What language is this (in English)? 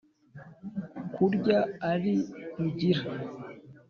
Kinyarwanda